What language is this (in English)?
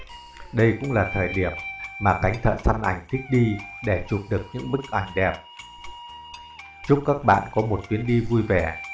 Vietnamese